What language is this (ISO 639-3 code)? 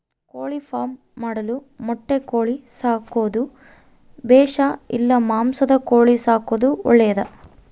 kan